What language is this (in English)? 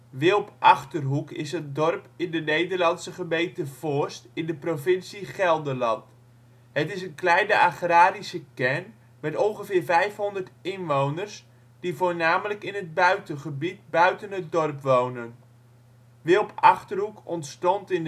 Dutch